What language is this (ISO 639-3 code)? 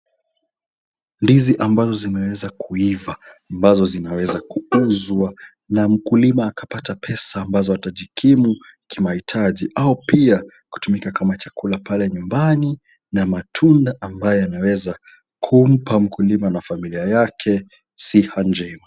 swa